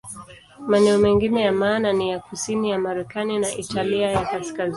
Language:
Swahili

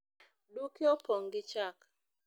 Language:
Luo (Kenya and Tanzania)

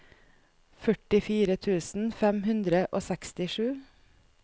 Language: Norwegian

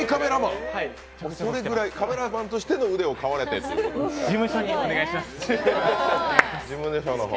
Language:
Japanese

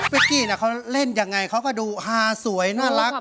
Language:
Thai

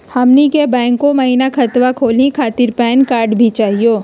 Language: Magahi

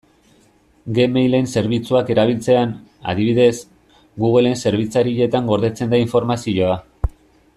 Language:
Basque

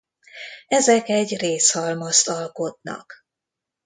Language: Hungarian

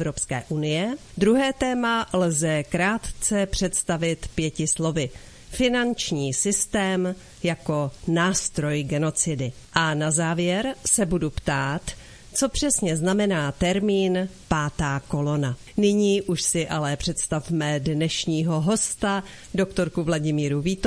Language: Czech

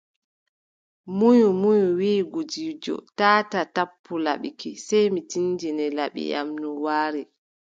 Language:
Adamawa Fulfulde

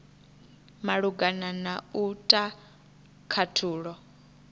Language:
Venda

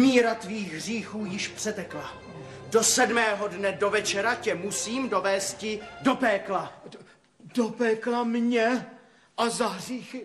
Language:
Czech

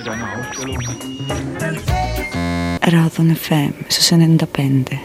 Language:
Greek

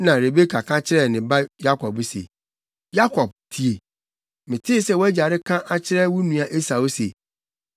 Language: Akan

